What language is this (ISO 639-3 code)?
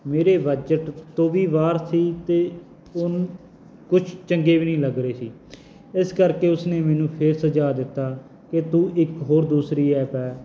pan